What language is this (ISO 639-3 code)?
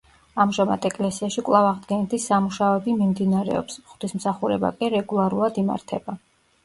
kat